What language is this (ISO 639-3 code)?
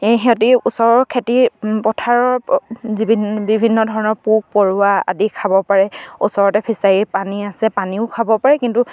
asm